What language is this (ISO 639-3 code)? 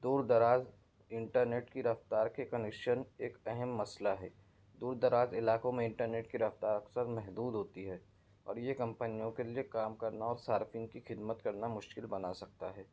urd